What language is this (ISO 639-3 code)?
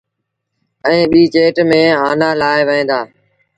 sbn